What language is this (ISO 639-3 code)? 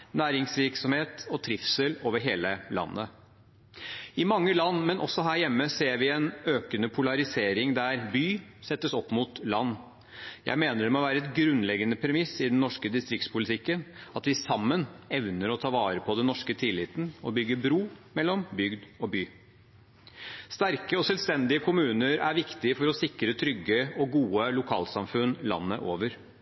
nob